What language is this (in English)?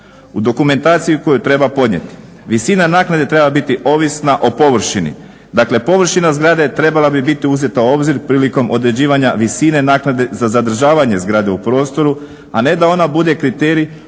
Croatian